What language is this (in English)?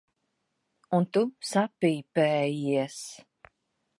Latvian